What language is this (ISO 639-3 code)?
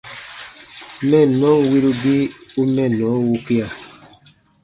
bba